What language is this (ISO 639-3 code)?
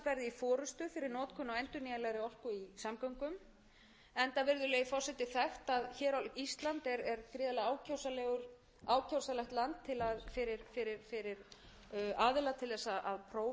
isl